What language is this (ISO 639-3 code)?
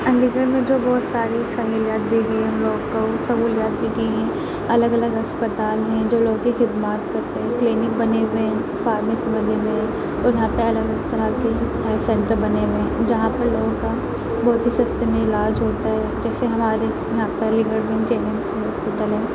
urd